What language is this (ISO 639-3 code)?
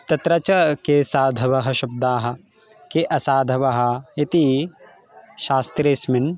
san